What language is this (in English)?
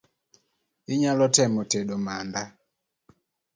Luo (Kenya and Tanzania)